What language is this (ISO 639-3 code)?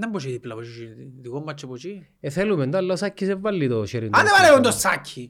ell